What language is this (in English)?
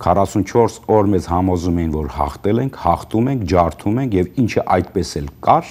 Romanian